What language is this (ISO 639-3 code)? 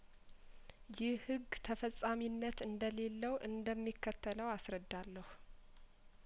amh